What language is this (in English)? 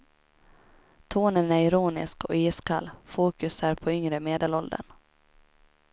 Swedish